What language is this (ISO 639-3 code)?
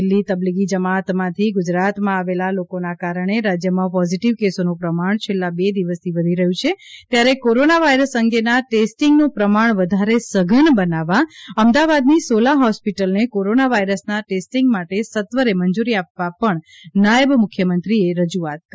guj